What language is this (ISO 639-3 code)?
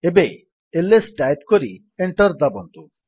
ori